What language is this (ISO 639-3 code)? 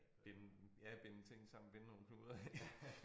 dan